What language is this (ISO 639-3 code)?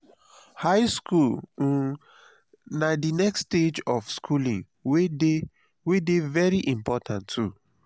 pcm